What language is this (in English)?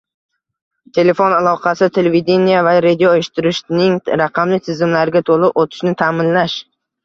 Uzbek